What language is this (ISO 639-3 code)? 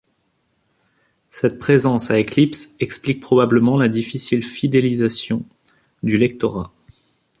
fra